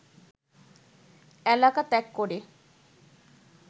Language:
Bangla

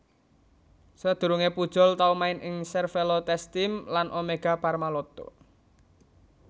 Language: Javanese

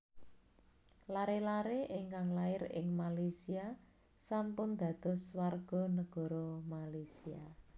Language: Javanese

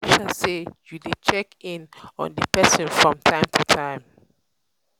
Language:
Nigerian Pidgin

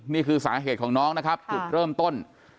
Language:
Thai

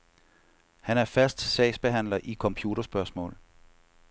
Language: Danish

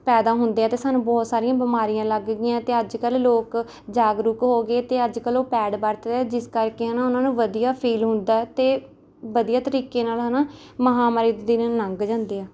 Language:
Punjabi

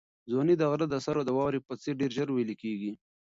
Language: Pashto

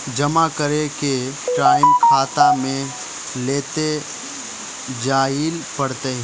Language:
Magahi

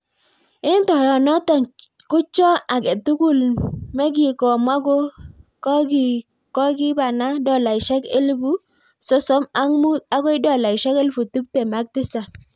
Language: Kalenjin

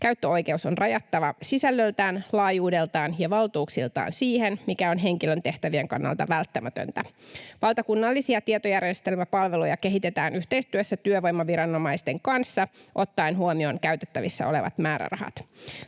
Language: Finnish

